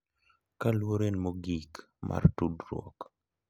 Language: Luo (Kenya and Tanzania)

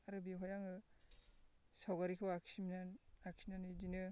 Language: Bodo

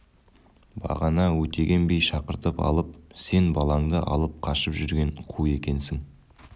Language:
Kazakh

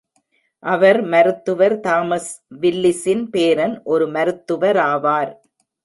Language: Tamil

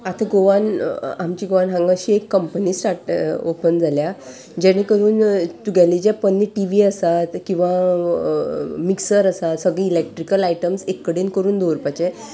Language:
Konkani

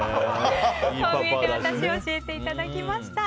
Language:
Japanese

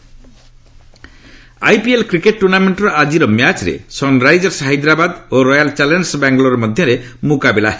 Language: Odia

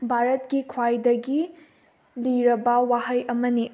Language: Manipuri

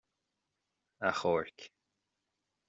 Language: Irish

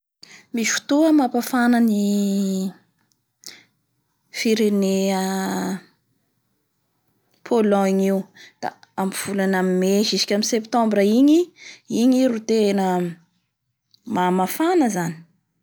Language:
Bara Malagasy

